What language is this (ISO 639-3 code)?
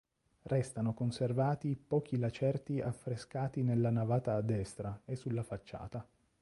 ita